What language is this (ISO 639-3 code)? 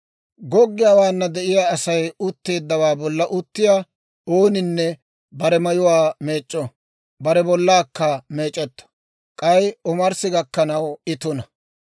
dwr